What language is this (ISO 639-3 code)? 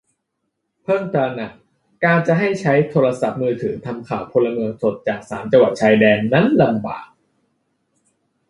tha